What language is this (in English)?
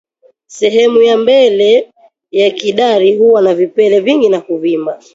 Swahili